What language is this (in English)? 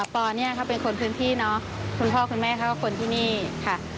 Thai